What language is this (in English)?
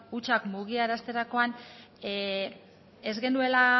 Basque